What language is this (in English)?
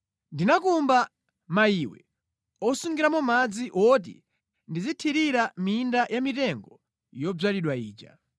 Nyanja